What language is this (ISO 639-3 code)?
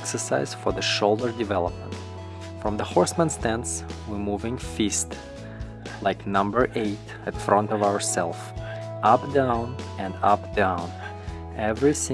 eng